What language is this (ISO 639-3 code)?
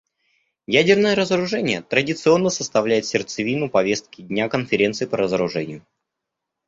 rus